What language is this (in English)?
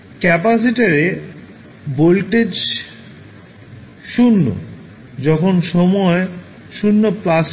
Bangla